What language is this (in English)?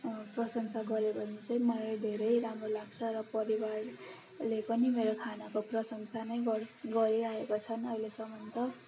Nepali